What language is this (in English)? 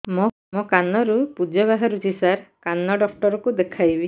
Odia